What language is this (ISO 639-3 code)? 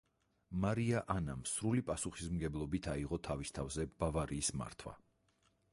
kat